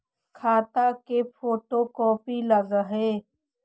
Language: Magahi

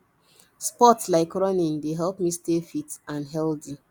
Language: Nigerian Pidgin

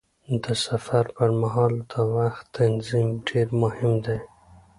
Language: Pashto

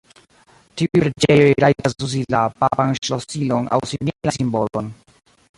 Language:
Esperanto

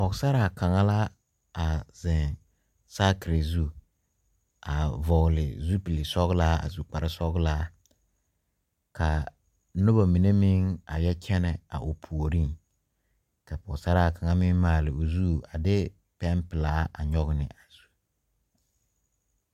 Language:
Southern Dagaare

